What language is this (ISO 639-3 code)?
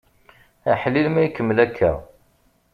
kab